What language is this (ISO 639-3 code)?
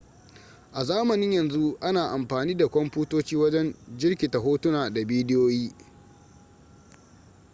hau